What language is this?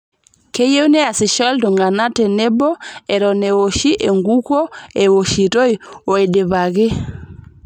Masai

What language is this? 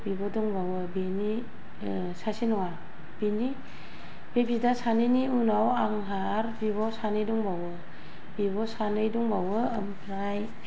Bodo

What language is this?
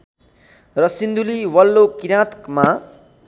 Nepali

